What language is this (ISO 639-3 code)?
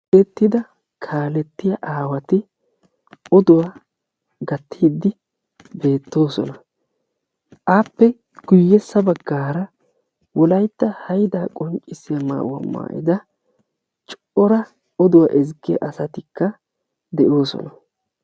wal